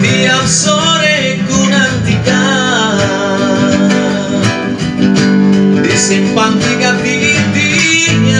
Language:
Indonesian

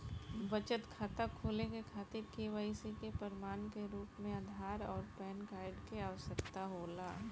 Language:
Bhojpuri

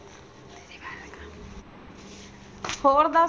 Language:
Punjabi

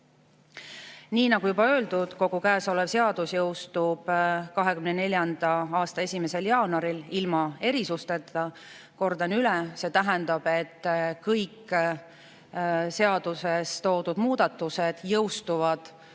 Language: Estonian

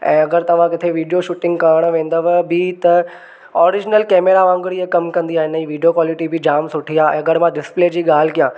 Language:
Sindhi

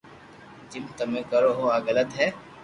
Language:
Loarki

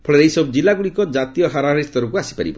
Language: Odia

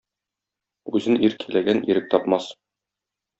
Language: Tatar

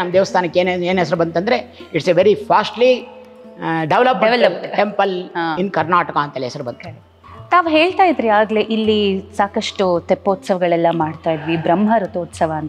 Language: Kannada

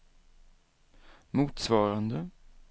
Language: Swedish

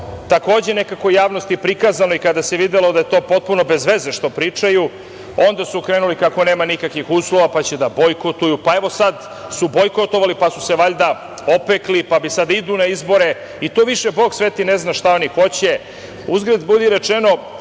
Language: Serbian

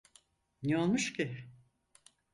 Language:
Turkish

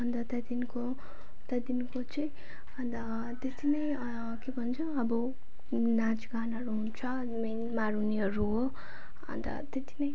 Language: Nepali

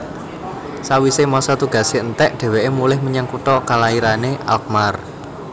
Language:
Javanese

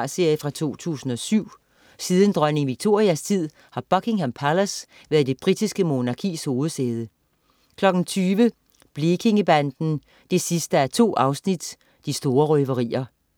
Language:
Danish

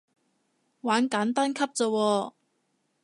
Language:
Cantonese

